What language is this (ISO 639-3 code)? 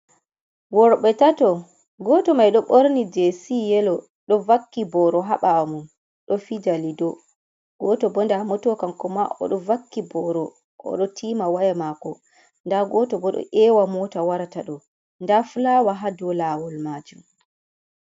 ful